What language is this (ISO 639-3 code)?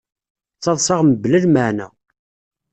kab